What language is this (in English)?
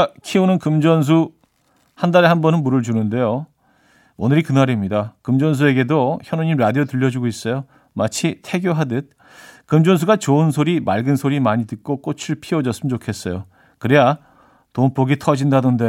Korean